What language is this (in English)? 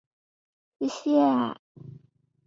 Chinese